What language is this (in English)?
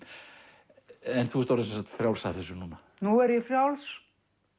Icelandic